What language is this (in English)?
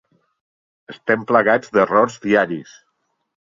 Catalan